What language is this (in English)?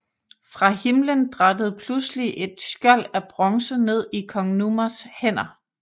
Danish